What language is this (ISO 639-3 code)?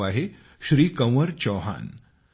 mar